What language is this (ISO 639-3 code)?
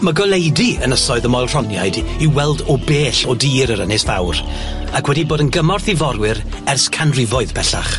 cym